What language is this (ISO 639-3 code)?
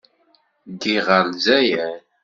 kab